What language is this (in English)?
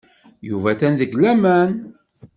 Kabyle